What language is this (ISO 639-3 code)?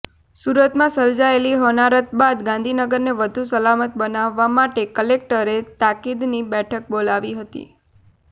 guj